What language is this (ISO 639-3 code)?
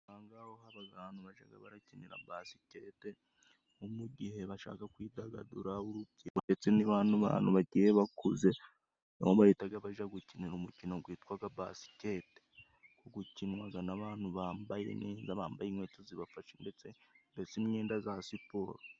kin